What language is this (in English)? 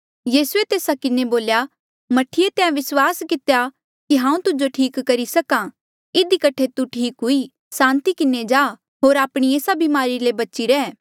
Mandeali